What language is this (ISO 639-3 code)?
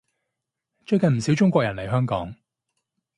yue